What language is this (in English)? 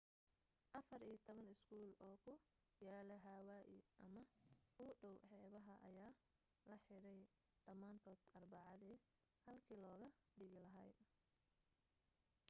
Somali